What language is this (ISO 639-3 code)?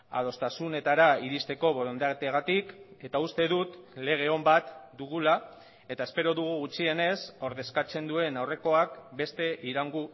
eus